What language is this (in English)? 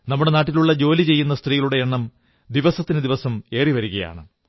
Malayalam